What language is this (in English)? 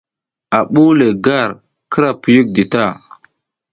South Giziga